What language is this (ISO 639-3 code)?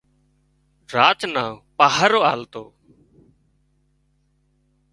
kxp